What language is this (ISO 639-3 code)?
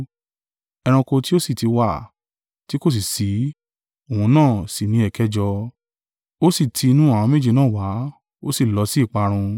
yor